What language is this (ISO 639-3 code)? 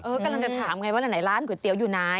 tha